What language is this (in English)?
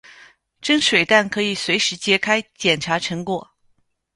Chinese